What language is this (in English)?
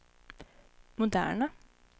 Swedish